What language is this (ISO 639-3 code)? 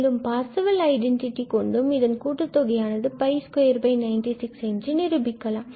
tam